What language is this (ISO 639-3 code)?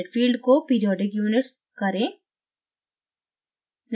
hin